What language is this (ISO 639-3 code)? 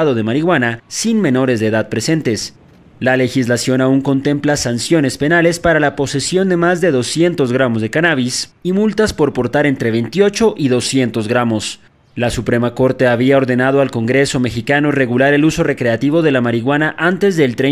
spa